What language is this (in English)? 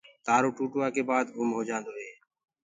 Gurgula